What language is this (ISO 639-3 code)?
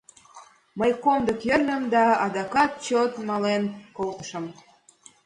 chm